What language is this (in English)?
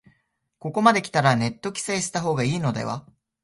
Japanese